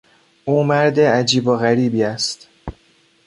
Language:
Persian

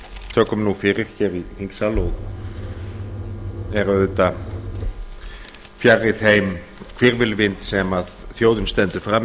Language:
Icelandic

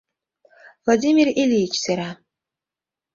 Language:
Mari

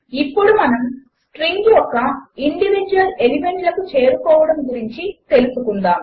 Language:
Telugu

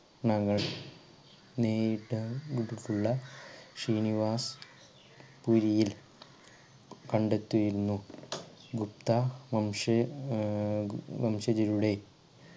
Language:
Malayalam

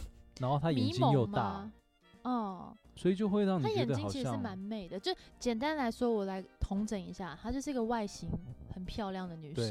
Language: Chinese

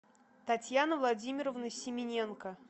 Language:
Russian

